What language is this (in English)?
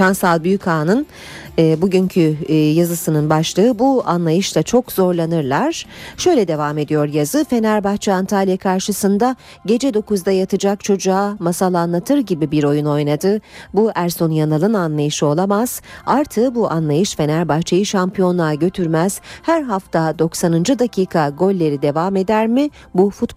Turkish